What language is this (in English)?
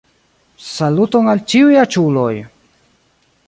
Esperanto